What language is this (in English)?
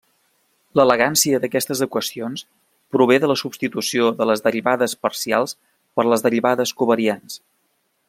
Catalan